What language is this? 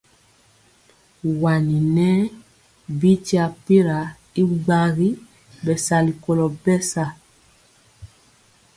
Mpiemo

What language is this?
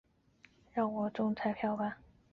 Chinese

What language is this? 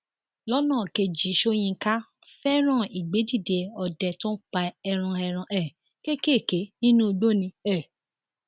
Yoruba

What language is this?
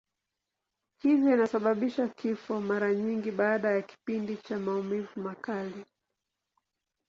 Swahili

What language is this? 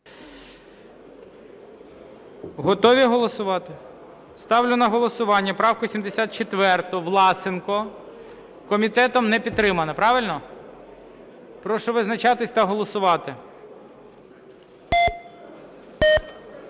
Ukrainian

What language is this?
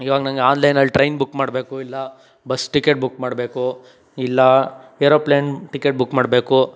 Kannada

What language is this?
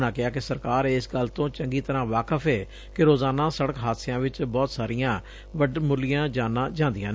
Punjabi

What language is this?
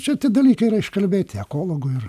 Lithuanian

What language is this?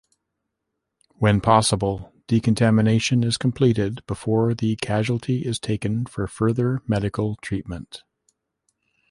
English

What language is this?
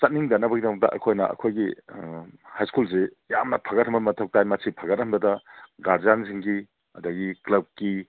Manipuri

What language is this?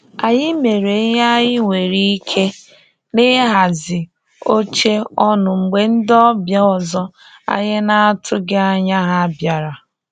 Igbo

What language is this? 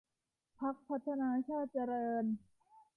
Thai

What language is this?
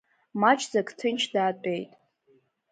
Abkhazian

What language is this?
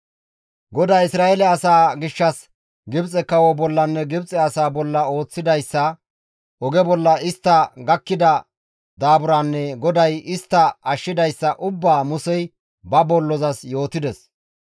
Gamo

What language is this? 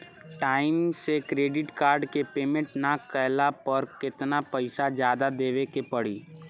Bhojpuri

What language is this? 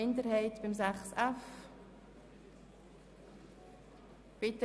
Swiss German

